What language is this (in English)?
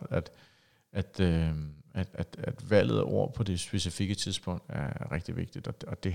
Danish